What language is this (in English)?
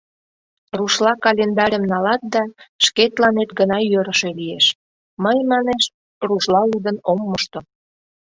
Mari